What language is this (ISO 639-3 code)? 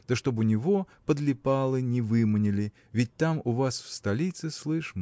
rus